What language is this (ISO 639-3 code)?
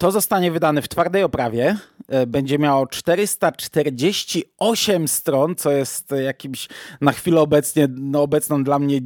pol